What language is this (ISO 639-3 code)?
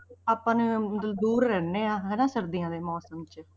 pan